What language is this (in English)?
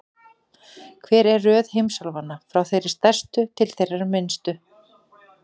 Icelandic